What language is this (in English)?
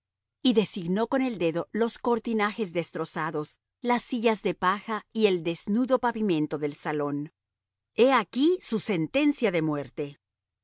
Spanish